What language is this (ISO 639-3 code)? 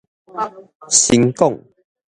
nan